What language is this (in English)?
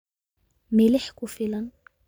Somali